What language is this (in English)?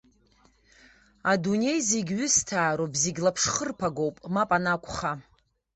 Abkhazian